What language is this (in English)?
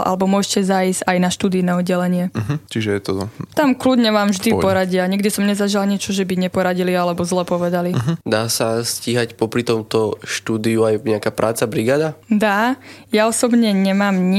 Slovak